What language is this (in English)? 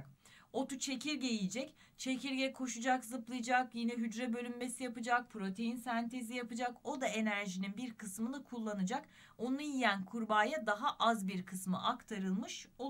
Turkish